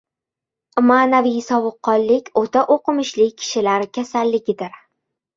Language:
Uzbek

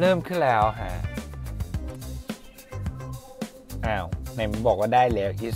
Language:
Thai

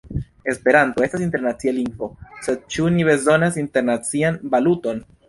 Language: Esperanto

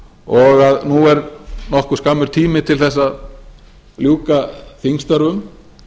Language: Icelandic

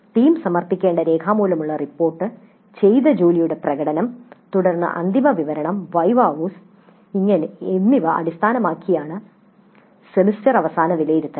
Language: Malayalam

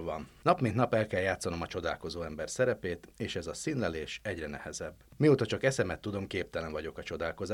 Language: Hungarian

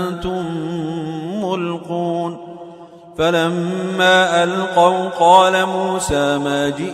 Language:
Arabic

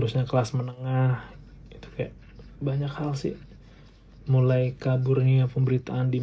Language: Indonesian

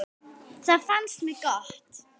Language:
Icelandic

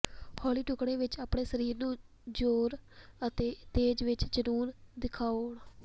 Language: Punjabi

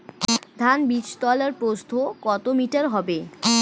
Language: Bangla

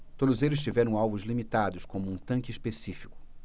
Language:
Portuguese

